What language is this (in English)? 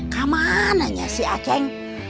Indonesian